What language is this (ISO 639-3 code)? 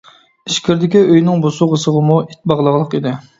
uig